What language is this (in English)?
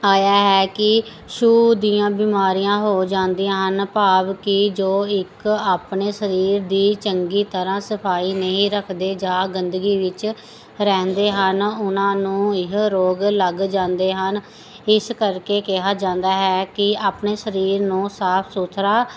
Punjabi